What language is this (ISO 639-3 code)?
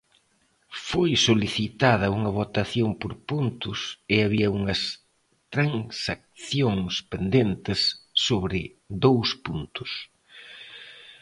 glg